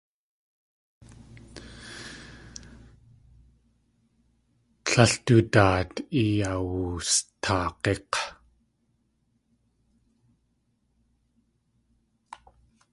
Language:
Tlingit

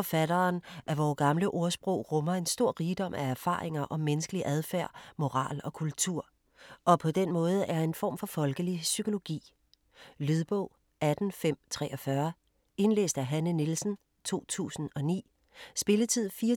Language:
Danish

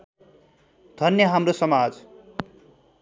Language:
Nepali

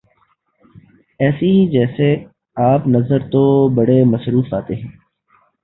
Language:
Urdu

